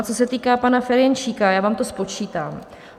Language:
Czech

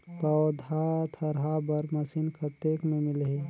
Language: Chhattisgarhi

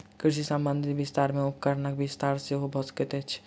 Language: Maithili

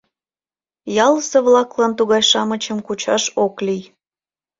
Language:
Mari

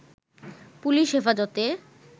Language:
Bangla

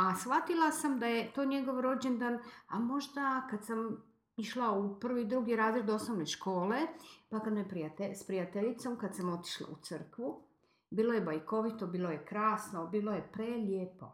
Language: Croatian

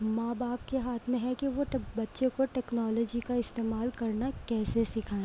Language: Urdu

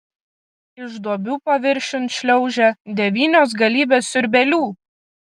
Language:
Lithuanian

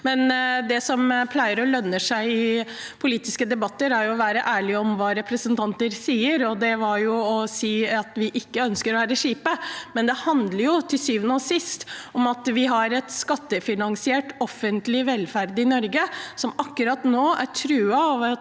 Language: Norwegian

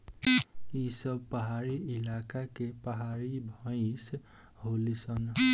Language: Bhojpuri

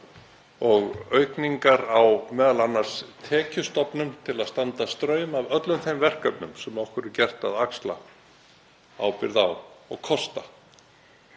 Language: Icelandic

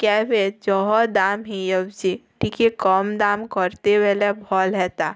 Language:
Odia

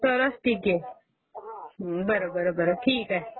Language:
Marathi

